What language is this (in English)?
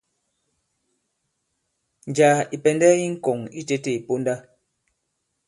Bankon